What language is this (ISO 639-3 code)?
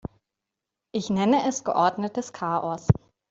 deu